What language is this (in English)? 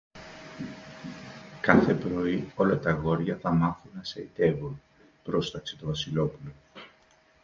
Greek